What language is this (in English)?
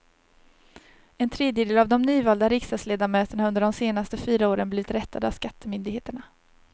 Swedish